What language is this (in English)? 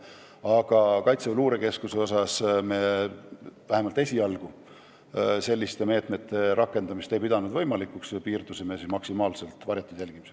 Estonian